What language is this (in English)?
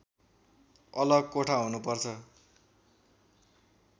Nepali